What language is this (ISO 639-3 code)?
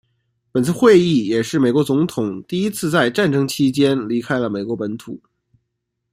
zho